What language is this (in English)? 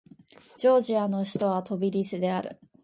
Japanese